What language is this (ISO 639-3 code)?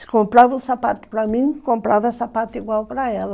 por